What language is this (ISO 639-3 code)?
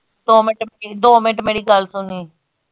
pan